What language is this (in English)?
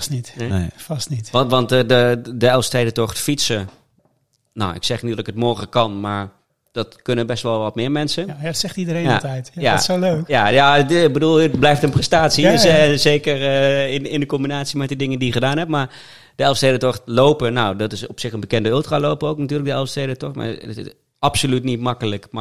Dutch